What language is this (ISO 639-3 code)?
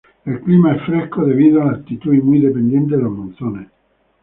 spa